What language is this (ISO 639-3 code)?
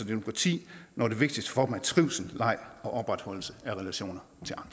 dan